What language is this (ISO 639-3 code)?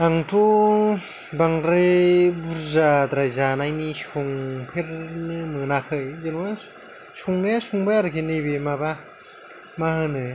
brx